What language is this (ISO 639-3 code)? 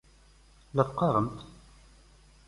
kab